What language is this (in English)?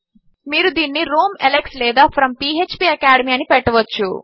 Telugu